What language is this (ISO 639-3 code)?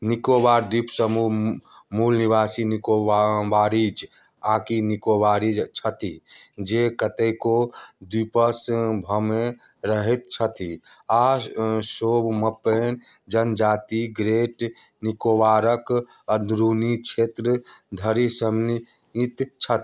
mai